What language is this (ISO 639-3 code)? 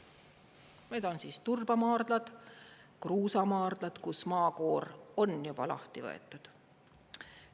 est